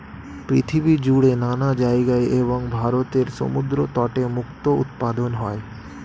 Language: Bangla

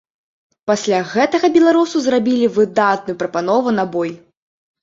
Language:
Belarusian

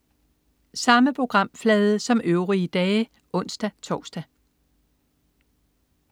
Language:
Danish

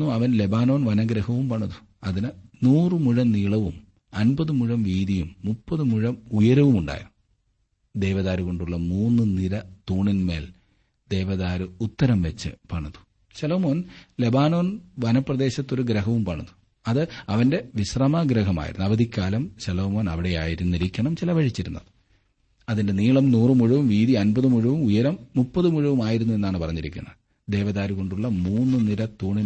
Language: Malayalam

